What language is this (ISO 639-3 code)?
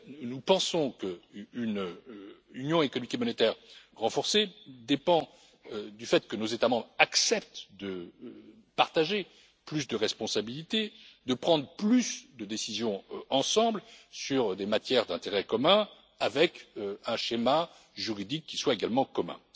fra